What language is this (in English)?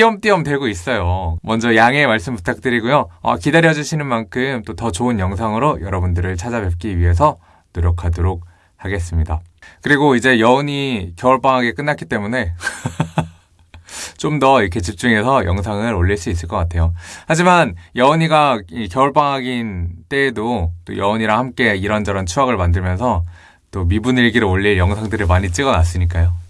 Korean